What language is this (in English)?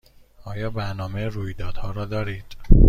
Persian